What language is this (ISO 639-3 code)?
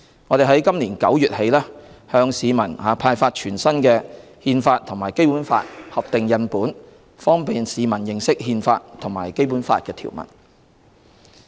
yue